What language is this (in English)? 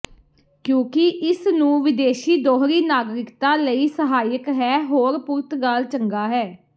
Punjabi